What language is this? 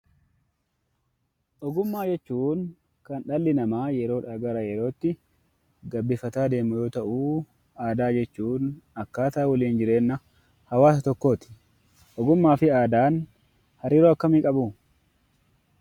Oromo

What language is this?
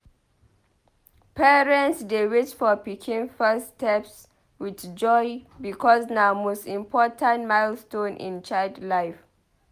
Nigerian Pidgin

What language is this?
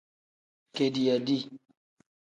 Tem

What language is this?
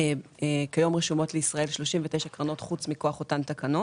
Hebrew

